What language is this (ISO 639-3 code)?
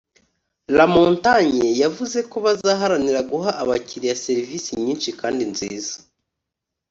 kin